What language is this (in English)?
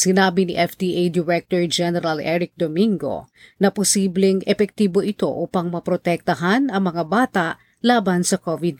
Filipino